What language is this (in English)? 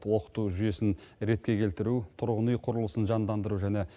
Kazakh